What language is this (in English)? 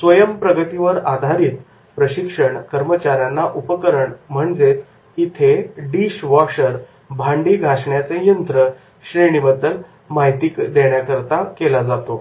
Marathi